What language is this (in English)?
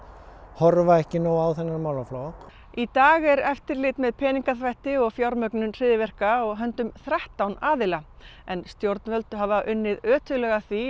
Icelandic